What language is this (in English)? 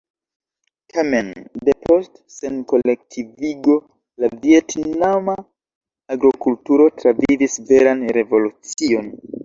Esperanto